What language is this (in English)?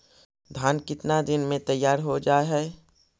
Magahi